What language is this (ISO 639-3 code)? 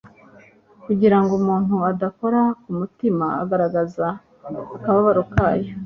kin